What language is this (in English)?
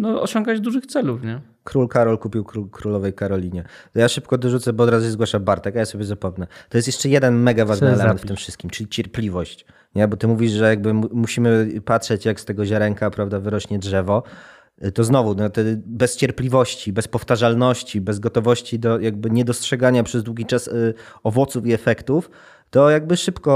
Polish